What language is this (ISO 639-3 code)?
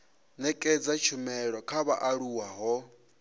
ven